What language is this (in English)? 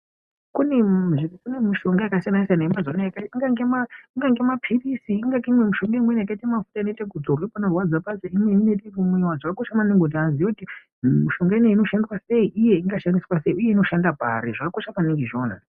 Ndau